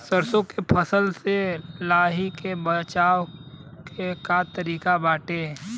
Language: Bhojpuri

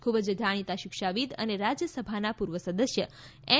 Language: Gujarati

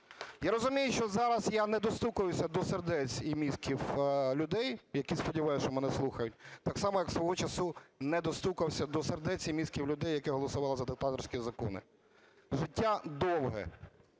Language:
Ukrainian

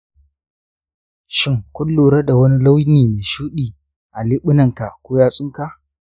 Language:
Hausa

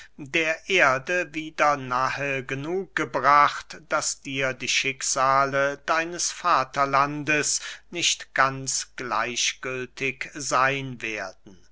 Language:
German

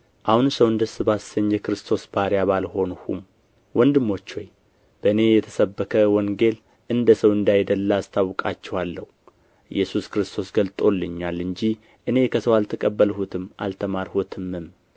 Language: Amharic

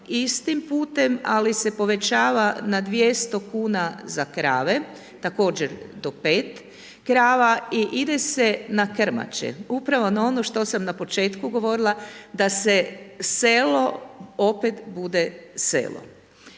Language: Croatian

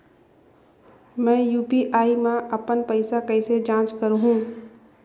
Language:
Chhattisgarhi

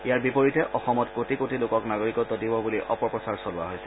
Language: Assamese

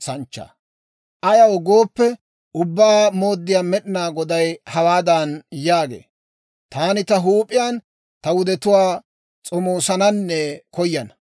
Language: Dawro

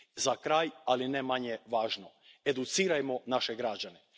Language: Croatian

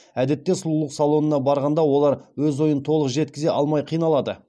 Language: Kazakh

